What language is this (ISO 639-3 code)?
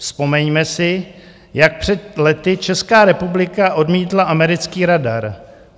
ces